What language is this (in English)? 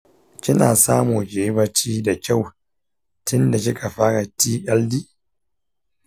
Hausa